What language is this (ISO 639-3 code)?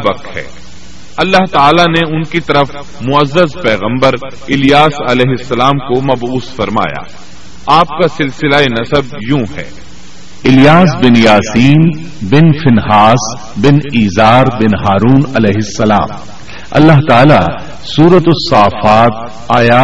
urd